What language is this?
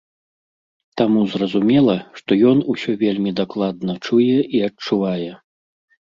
Belarusian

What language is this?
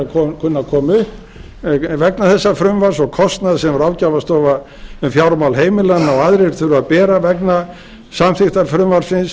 Icelandic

